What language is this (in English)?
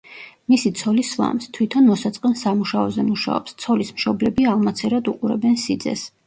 Georgian